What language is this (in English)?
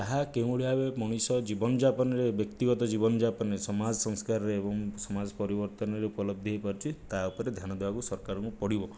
Odia